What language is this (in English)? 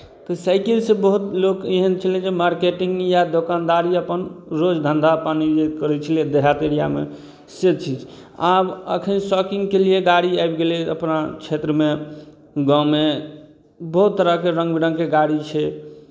Maithili